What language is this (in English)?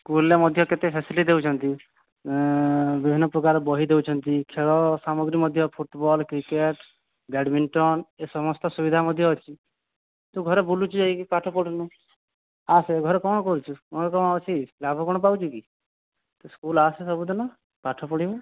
Odia